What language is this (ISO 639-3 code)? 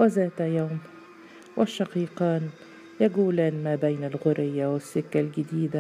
ara